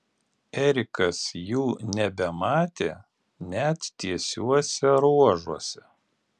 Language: Lithuanian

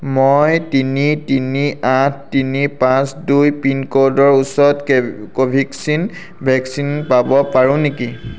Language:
Assamese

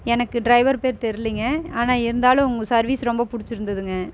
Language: Tamil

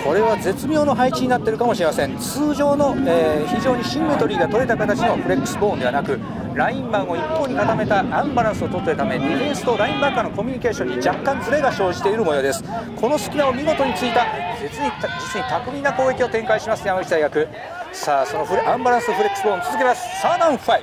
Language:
Japanese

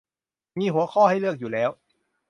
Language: Thai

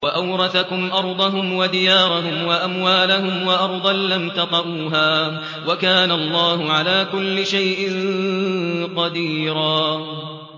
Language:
Arabic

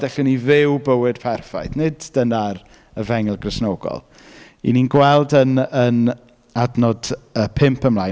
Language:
Welsh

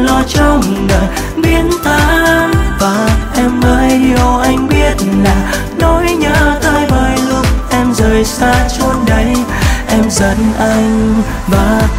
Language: Vietnamese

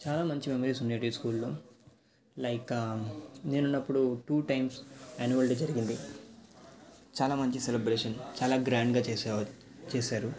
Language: Telugu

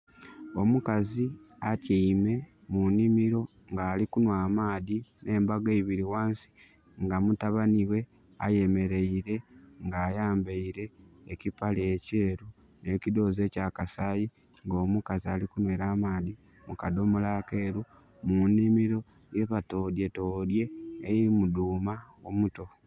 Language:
Soga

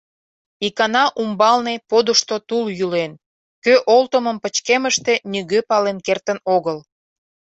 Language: Mari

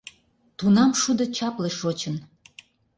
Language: Mari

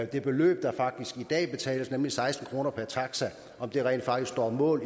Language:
Danish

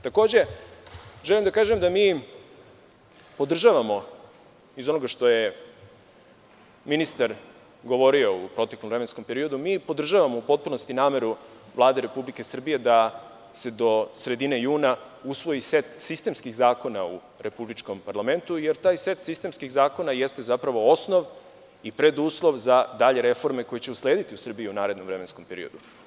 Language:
Serbian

